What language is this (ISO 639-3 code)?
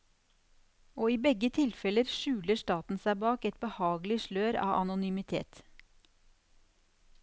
nor